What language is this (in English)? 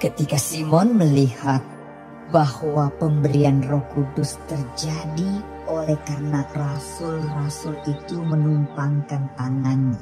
Indonesian